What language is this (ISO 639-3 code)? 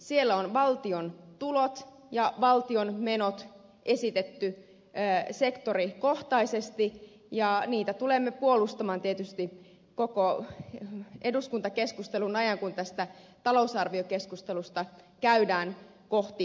fin